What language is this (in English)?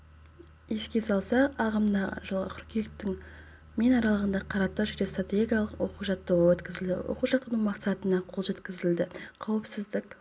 Kazakh